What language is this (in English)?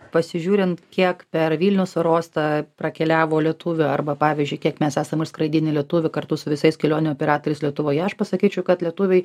Lithuanian